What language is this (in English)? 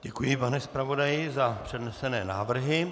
Czech